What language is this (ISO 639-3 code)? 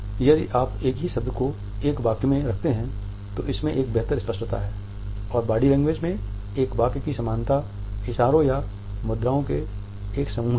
hin